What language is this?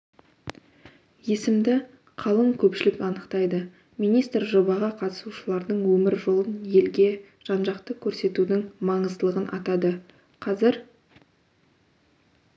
Kazakh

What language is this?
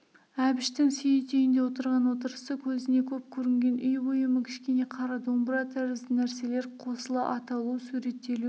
Kazakh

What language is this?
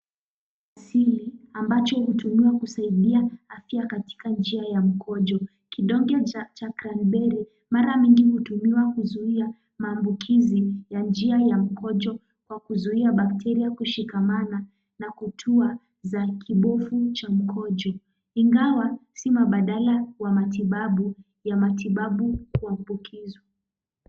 Swahili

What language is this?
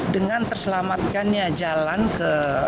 Indonesian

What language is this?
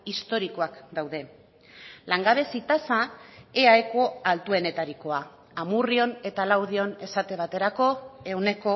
Basque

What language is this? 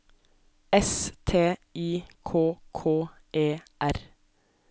Norwegian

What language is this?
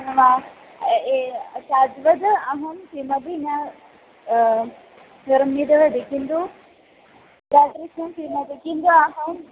Sanskrit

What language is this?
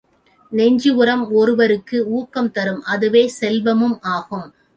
Tamil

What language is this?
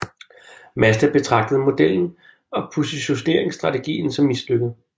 Danish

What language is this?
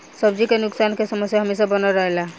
Bhojpuri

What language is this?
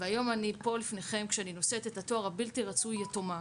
Hebrew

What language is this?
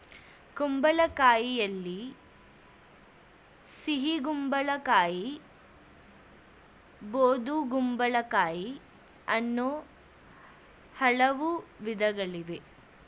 Kannada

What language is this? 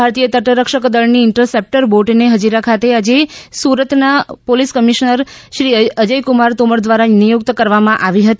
Gujarati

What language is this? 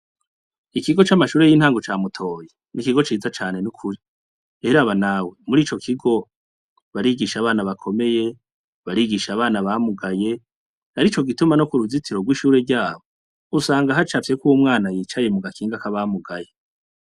Rundi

